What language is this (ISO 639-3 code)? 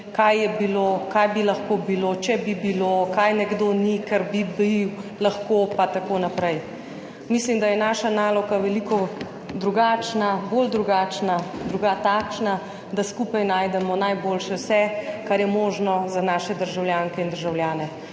slv